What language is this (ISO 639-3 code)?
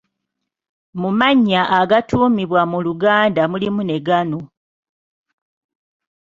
lug